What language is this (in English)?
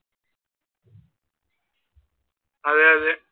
Malayalam